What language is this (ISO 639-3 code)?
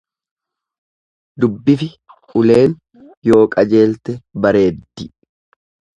orm